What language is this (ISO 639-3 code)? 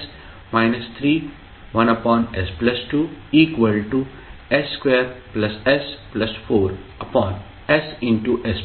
mar